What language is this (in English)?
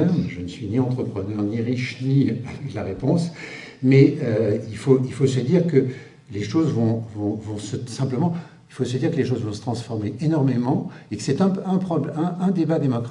French